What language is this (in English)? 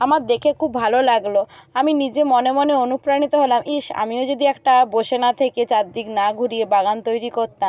Bangla